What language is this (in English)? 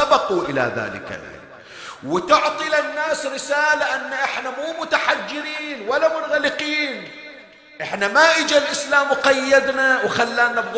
Arabic